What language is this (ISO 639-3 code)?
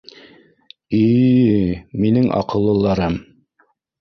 bak